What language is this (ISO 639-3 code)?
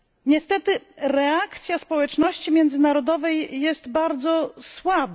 pol